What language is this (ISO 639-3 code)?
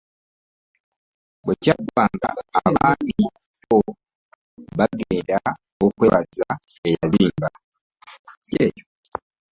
lug